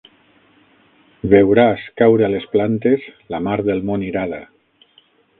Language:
Catalan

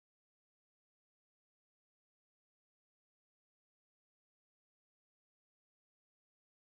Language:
Indonesian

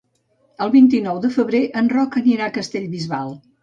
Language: Catalan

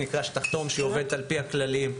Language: Hebrew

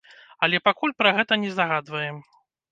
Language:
Belarusian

